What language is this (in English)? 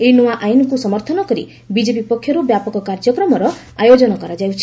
Odia